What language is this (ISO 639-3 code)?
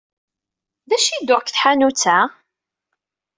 kab